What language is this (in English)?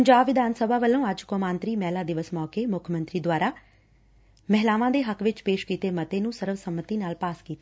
Punjabi